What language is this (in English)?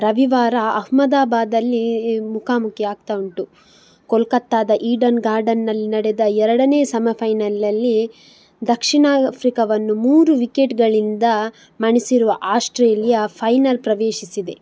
Kannada